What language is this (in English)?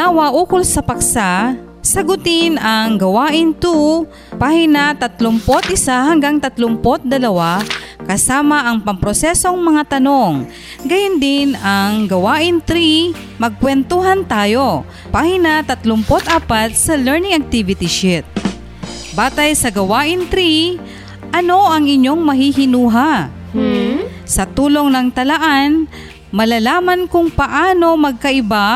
Filipino